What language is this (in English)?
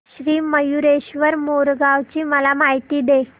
Marathi